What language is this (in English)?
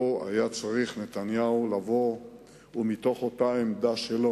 Hebrew